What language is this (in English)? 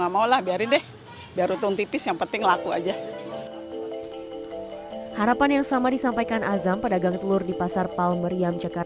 Indonesian